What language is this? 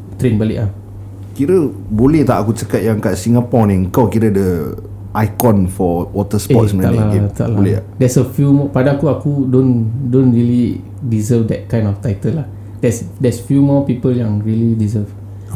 Malay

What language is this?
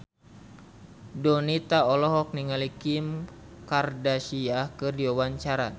Sundanese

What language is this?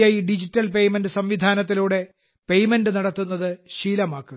Malayalam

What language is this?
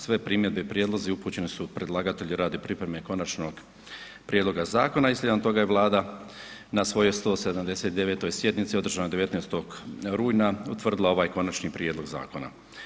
Croatian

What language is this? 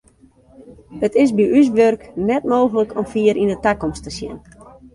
Western Frisian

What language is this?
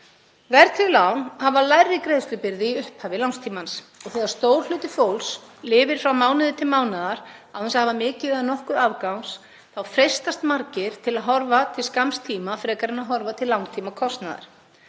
Icelandic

